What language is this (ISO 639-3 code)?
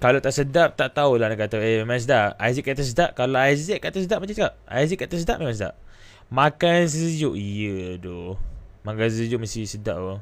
msa